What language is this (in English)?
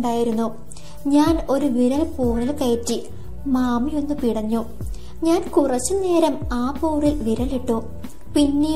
Malayalam